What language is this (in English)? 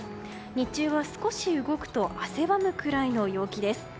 Japanese